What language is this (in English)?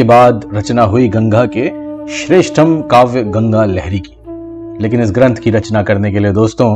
Hindi